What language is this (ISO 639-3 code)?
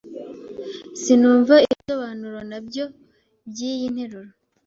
kin